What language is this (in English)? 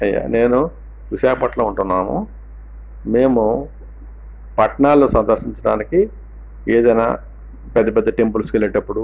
Telugu